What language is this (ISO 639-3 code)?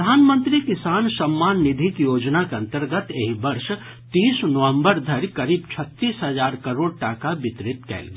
mai